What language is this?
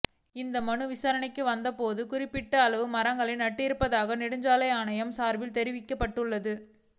Tamil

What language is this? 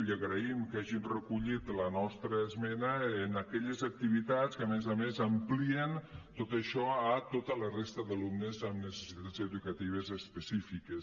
Catalan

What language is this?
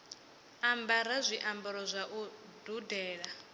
Venda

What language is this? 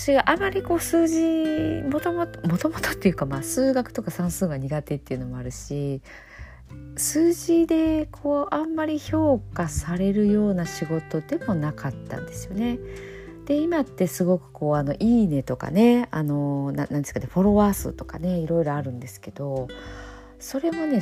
Japanese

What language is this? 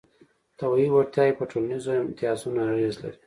Pashto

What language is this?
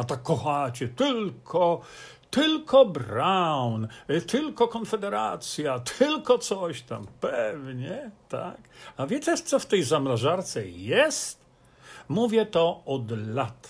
Polish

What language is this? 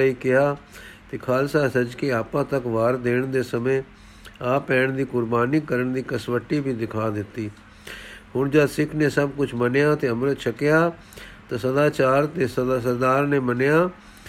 Punjabi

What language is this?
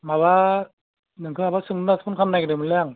Bodo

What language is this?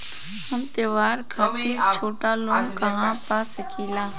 Bhojpuri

